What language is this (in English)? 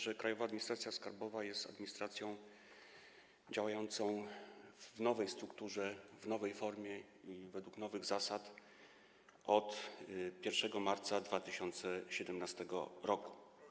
Polish